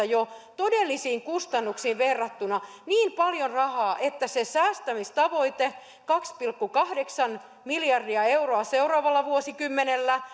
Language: Finnish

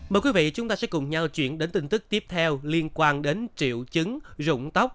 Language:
Vietnamese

